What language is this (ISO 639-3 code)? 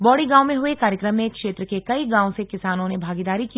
hin